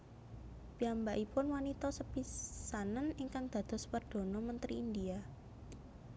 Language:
Javanese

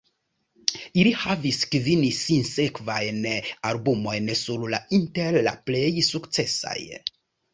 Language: Esperanto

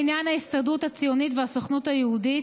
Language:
Hebrew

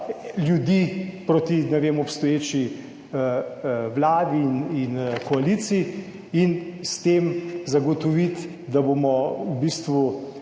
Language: Slovenian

